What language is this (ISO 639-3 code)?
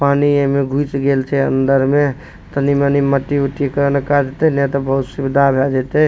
mai